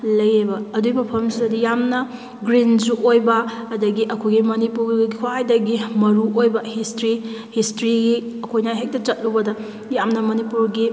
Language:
Manipuri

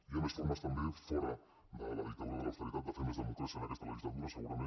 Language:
Catalan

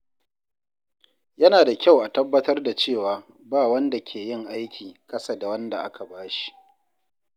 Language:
Hausa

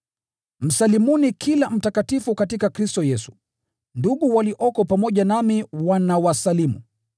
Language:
Swahili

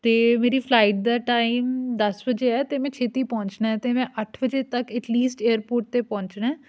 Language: Punjabi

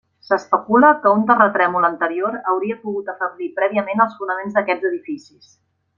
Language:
Catalan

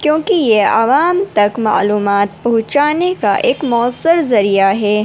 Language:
Urdu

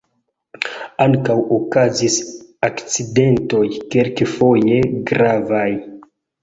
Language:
Esperanto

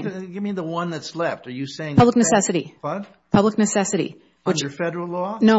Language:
English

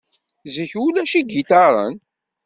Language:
Kabyle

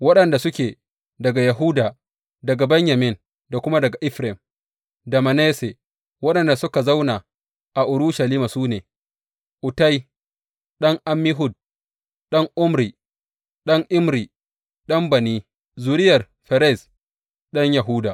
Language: Hausa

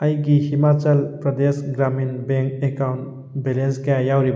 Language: Manipuri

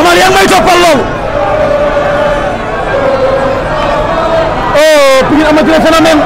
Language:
Dutch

